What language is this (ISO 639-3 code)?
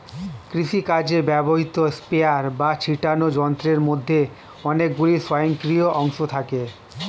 ben